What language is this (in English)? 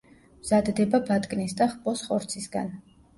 Georgian